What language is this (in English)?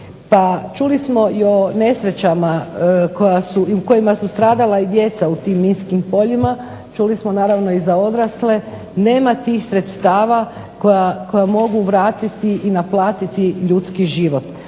Croatian